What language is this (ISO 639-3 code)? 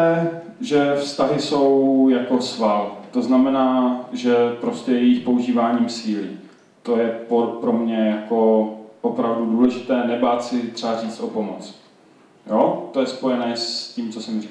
ces